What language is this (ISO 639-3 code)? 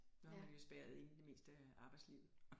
dan